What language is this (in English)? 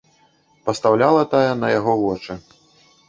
Belarusian